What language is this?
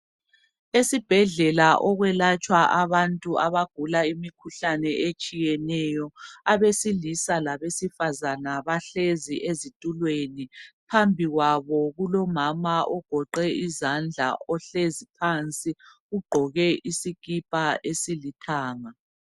North Ndebele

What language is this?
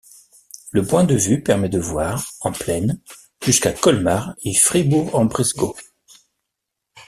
French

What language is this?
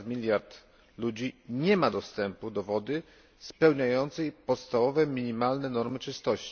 Polish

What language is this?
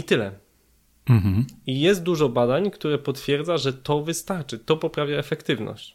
Polish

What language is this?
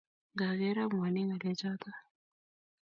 Kalenjin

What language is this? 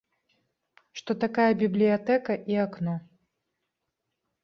Belarusian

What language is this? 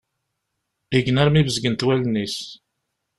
Kabyle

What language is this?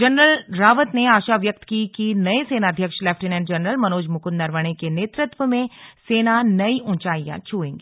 Hindi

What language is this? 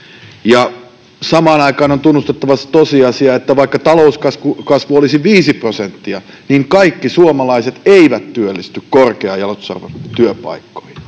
Finnish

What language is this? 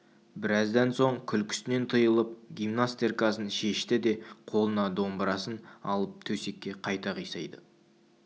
Kazakh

